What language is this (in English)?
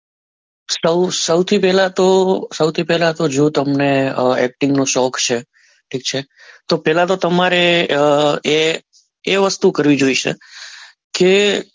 Gujarati